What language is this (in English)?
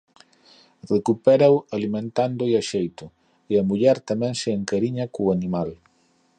Galician